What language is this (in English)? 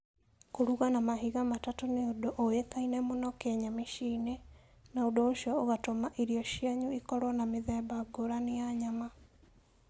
Kikuyu